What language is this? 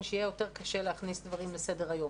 Hebrew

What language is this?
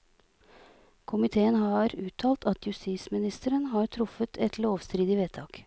Norwegian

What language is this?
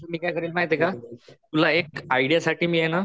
Marathi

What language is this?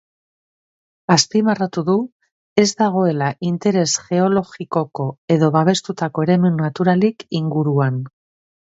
Basque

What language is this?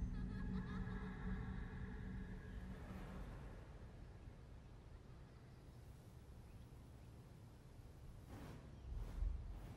French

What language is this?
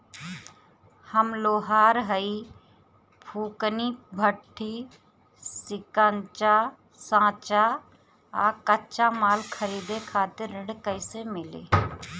Bhojpuri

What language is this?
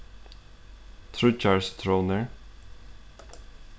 Faroese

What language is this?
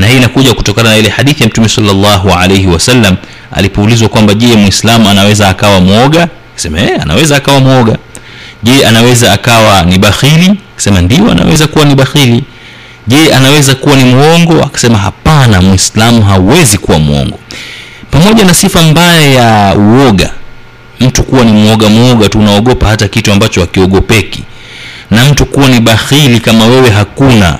Swahili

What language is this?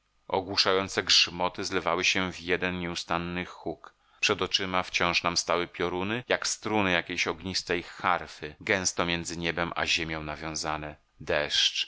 Polish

